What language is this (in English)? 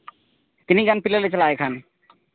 Santali